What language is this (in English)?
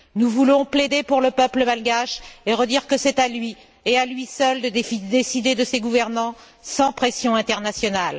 French